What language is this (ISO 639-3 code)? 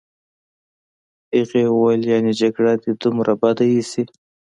pus